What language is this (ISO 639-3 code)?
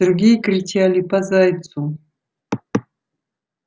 rus